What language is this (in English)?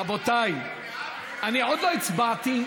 Hebrew